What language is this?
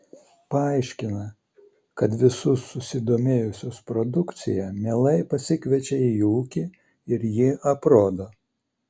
Lithuanian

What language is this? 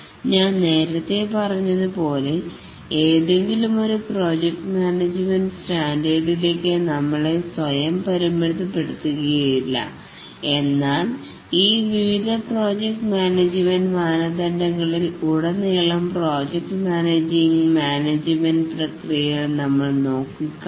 Malayalam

